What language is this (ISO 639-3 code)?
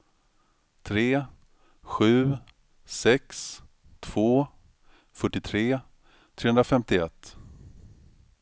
swe